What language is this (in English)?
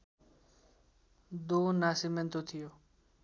Nepali